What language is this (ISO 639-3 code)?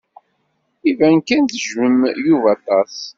kab